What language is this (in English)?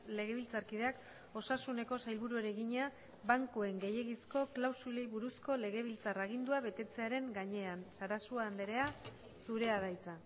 Basque